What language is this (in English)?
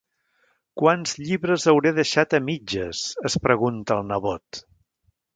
Catalan